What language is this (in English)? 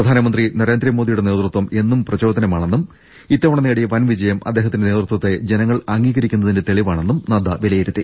Malayalam